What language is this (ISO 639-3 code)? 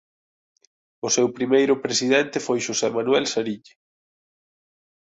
glg